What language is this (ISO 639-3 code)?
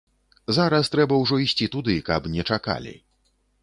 bel